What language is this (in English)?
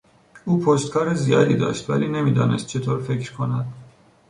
Persian